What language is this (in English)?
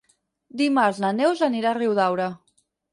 Catalan